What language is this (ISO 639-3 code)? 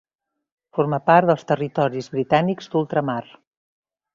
cat